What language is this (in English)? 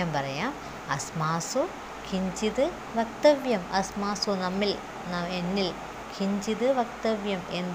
Malayalam